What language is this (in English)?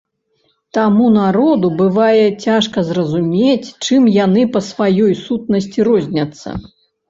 Belarusian